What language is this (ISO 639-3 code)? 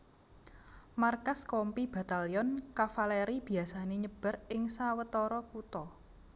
jav